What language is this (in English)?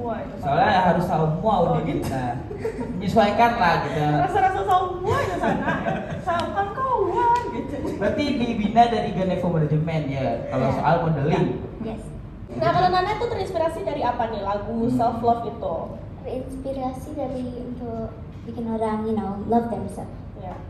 Indonesian